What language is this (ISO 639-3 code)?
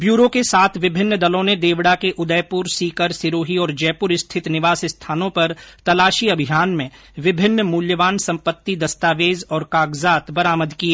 hin